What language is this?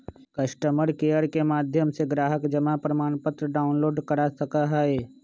Magahi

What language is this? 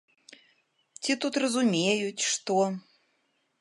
Belarusian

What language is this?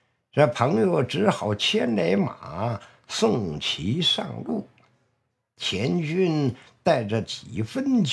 Chinese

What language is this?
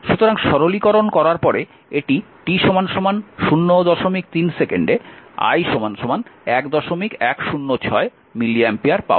Bangla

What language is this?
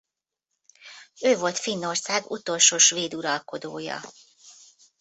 Hungarian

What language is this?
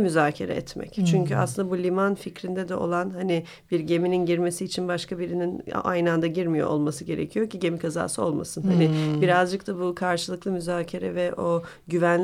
Turkish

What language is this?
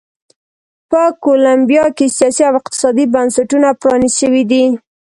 Pashto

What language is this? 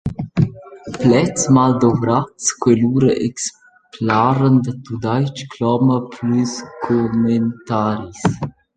Romansh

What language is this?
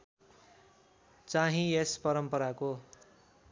Nepali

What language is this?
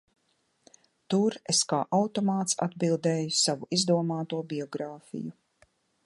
Latvian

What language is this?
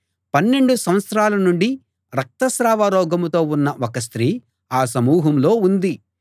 Telugu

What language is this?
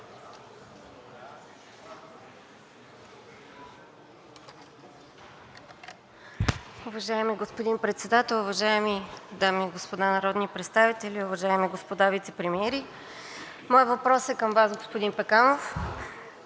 Bulgarian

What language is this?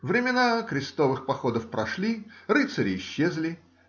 Russian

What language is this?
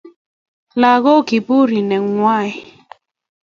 Kalenjin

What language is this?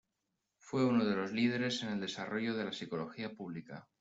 Spanish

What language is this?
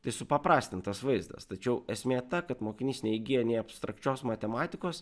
Lithuanian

